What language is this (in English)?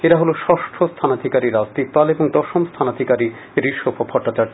Bangla